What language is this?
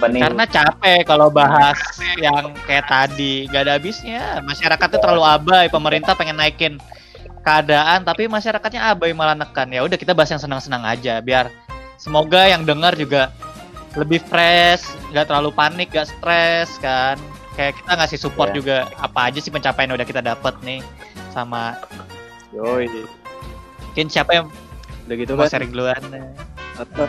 Indonesian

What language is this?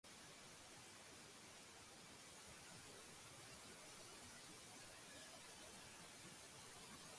Georgian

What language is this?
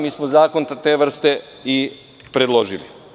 Serbian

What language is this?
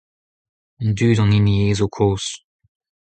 Breton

